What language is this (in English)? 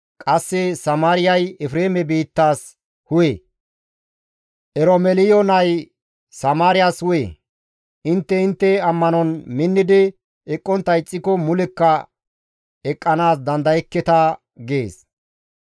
Gamo